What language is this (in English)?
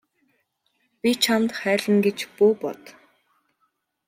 Mongolian